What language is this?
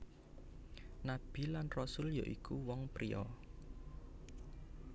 Javanese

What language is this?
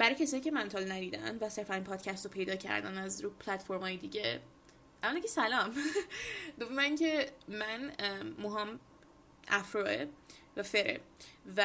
Persian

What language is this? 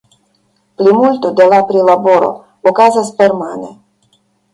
Esperanto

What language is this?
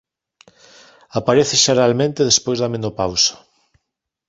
Galician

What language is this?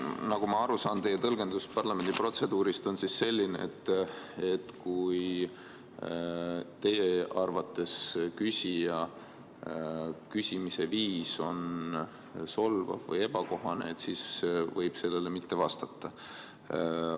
Estonian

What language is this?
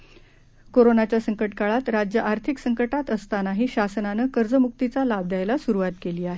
Marathi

